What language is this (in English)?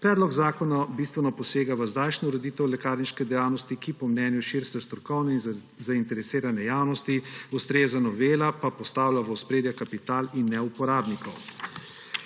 Slovenian